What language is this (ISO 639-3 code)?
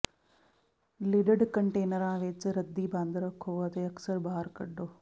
pan